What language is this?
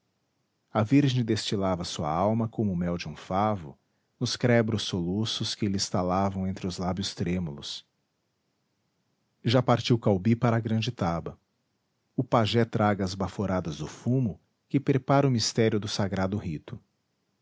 Portuguese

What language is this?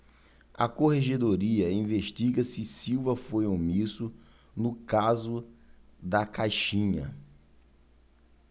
Portuguese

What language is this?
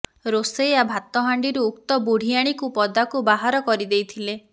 Odia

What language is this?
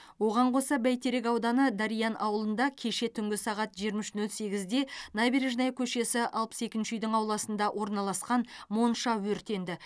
Kazakh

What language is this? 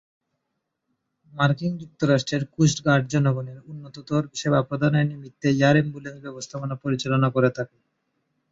Bangla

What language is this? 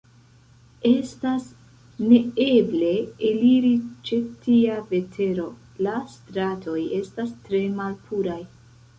Esperanto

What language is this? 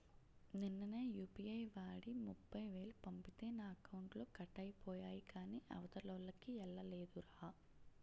Telugu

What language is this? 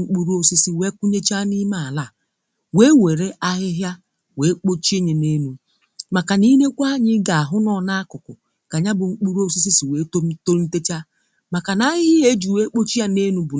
Igbo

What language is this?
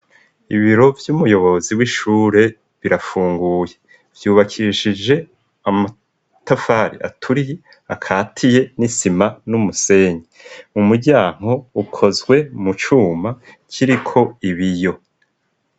Rundi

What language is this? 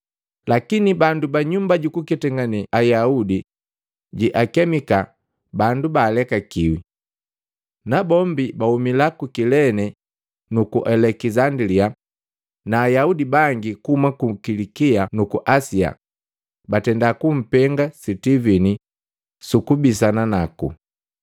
Matengo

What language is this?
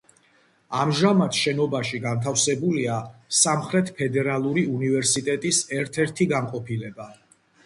Georgian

